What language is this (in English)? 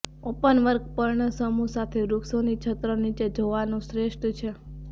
Gujarati